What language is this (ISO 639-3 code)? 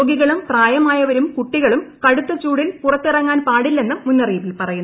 mal